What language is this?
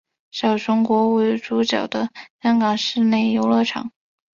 Chinese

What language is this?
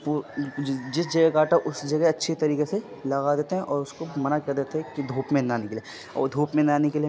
Urdu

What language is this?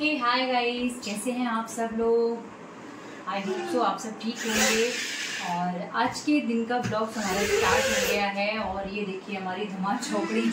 Hindi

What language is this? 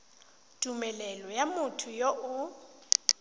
Tswana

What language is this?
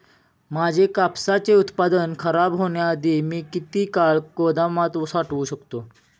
Marathi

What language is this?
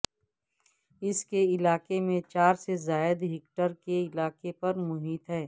Urdu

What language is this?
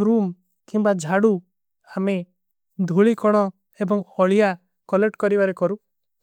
Kui (India)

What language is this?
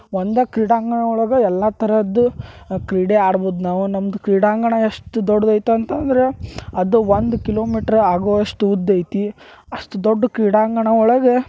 Kannada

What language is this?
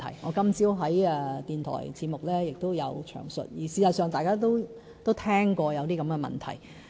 Cantonese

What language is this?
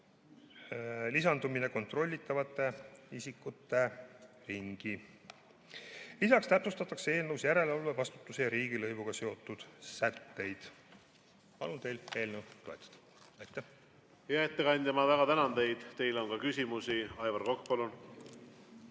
Estonian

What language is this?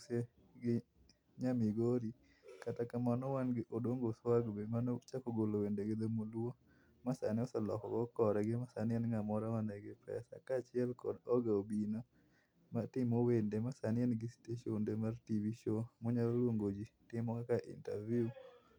Luo (Kenya and Tanzania)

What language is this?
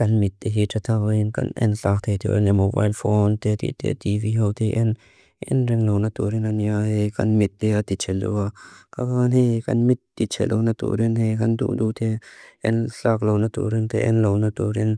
Mizo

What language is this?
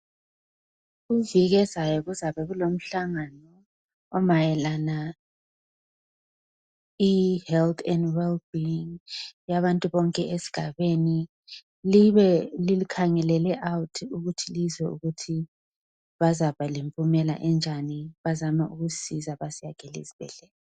North Ndebele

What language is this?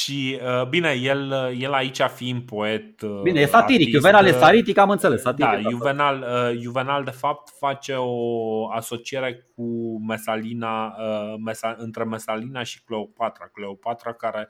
Romanian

